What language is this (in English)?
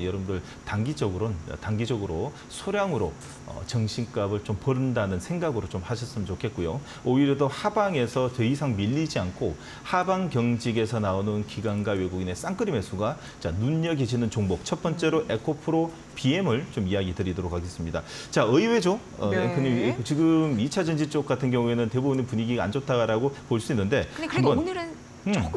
Korean